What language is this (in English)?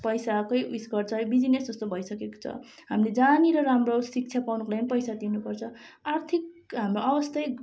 Nepali